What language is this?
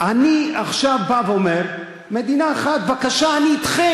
Hebrew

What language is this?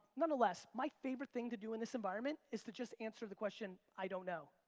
English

